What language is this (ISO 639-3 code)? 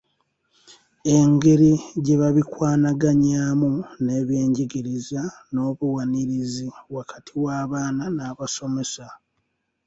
lug